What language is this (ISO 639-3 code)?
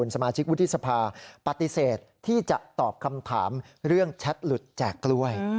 tha